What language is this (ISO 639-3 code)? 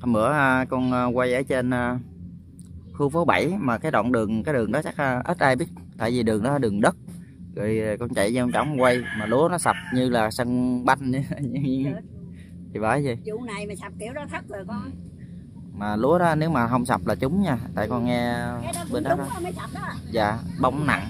vie